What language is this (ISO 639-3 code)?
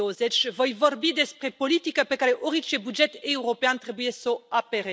ron